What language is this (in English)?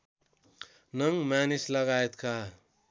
Nepali